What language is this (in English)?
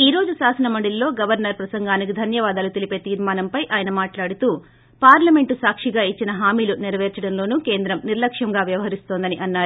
Telugu